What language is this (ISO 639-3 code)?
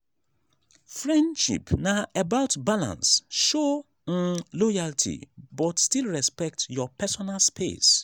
pcm